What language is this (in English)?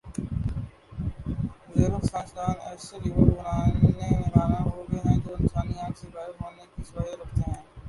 Urdu